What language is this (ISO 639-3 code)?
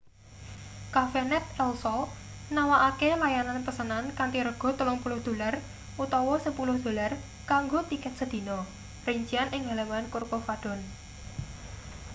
jav